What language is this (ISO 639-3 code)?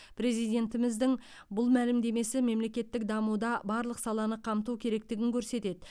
kaz